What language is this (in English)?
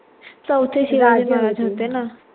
Marathi